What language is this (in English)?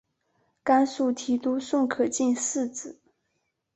Chinese